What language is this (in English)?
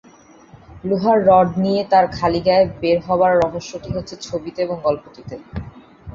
Bangla